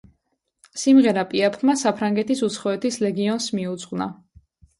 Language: Georgian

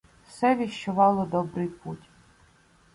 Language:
Ukrainian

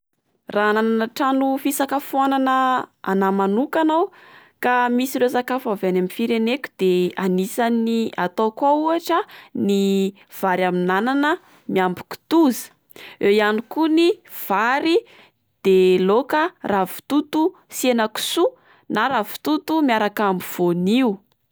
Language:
Malagasy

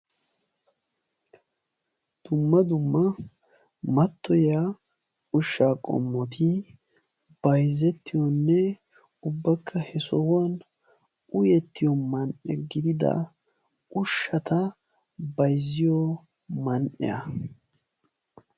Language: Wolaytta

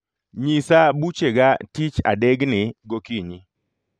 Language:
Luo (Kenya and Tanzania)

